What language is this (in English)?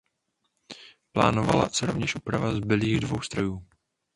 Czech